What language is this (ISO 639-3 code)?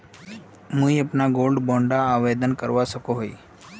mag